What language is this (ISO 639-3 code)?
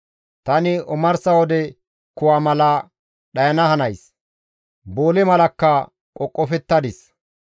gmv